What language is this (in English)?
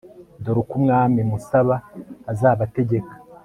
Kinyarwanda